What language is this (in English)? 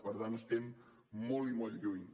Catalan